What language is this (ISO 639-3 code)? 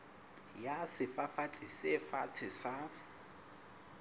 sot